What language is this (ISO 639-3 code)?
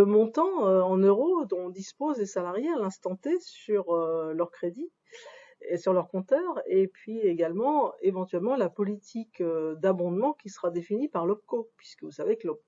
fra